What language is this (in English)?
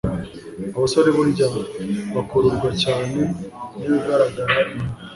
Kinyarwanda